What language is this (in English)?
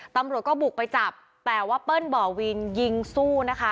Thai